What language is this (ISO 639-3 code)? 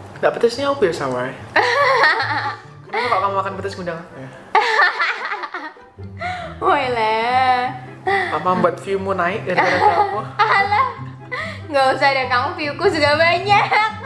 ind